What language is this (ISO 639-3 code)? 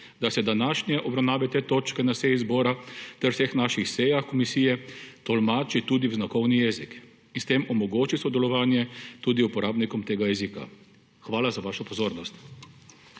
slv